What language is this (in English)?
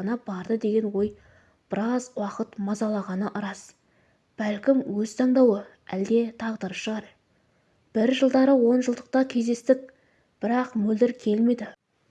Turkish